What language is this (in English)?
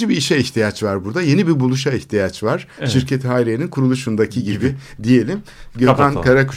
Turkish